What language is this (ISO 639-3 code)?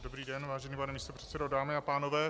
ces